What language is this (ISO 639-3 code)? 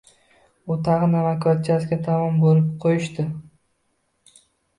uzb